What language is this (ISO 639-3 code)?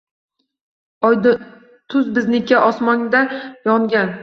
uzb